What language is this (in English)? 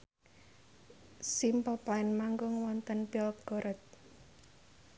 Javanese